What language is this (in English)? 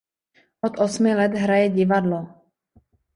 Czech